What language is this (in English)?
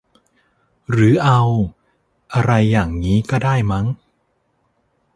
Thai